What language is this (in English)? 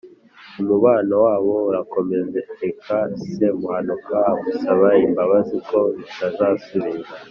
Kinyarwanda